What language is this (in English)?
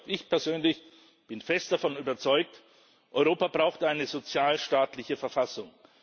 German